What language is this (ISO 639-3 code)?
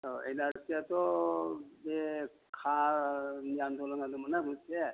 brx